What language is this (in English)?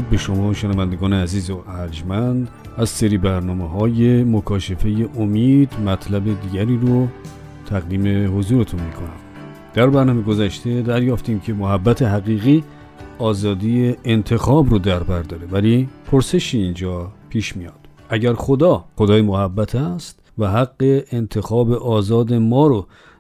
Persian